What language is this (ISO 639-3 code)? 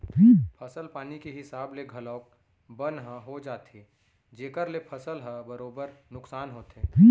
hne